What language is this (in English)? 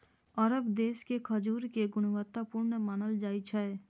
Maithili